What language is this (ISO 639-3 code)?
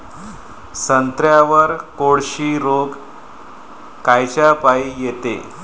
mar